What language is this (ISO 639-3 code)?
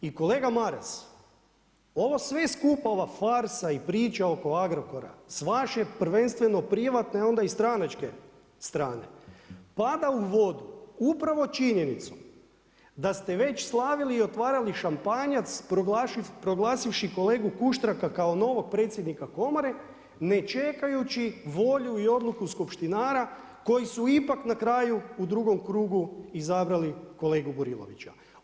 hrv